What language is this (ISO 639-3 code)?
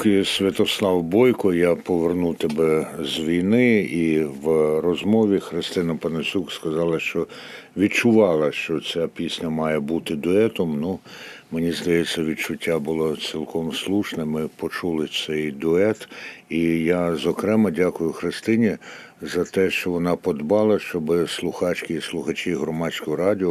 ukr